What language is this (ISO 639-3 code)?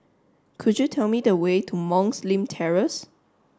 eng